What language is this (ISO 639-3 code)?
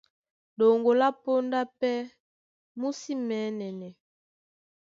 dua